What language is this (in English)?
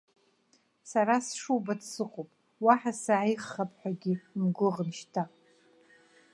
Abkhazian